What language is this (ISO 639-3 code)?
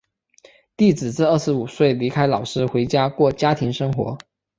zho